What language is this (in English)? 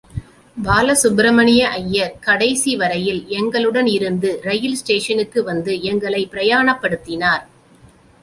Tamil